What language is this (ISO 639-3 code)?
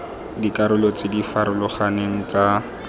tsn